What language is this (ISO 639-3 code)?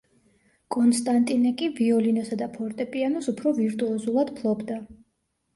kat